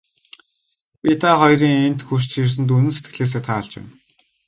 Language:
Mongolian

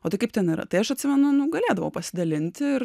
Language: Lithuanian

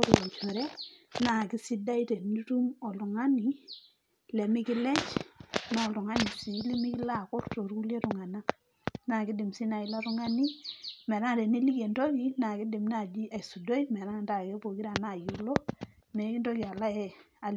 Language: Masai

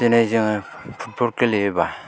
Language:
Bodo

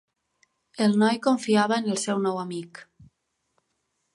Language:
Catalan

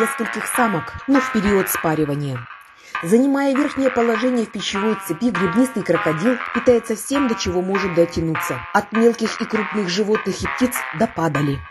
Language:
Russian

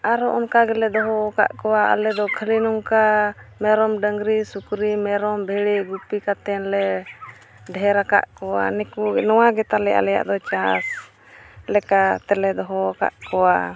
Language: Santali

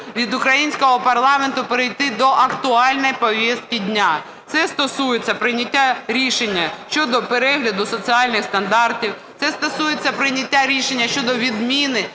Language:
Ukrainian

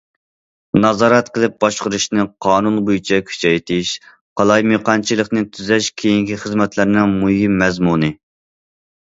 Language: Uyghur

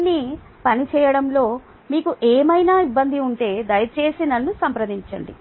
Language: Telugu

